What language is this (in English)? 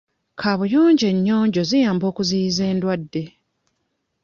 Ganda